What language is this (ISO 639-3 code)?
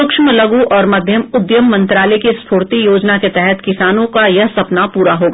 hin